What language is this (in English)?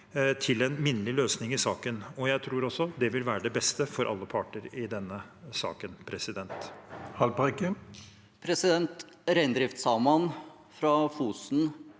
Norwegian